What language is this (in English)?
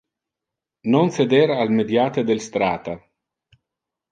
Interlingua